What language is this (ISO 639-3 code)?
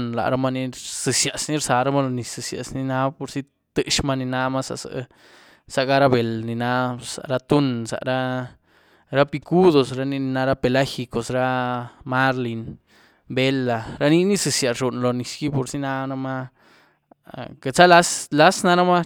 ztu